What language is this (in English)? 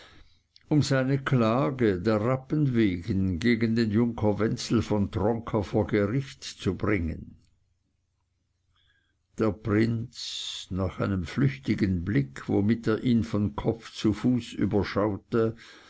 German